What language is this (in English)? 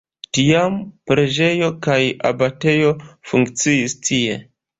Esperanto